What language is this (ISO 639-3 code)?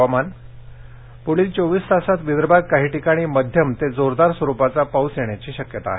mar